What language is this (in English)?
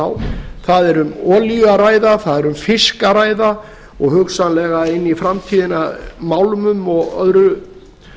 Icelandic